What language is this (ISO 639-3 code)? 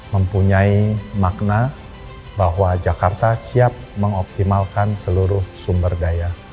ind